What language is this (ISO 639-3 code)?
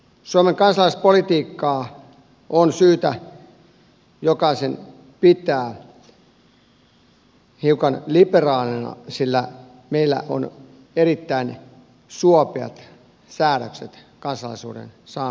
fin